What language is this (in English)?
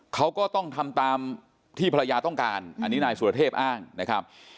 Thai